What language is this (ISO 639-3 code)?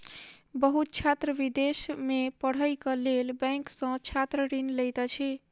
mai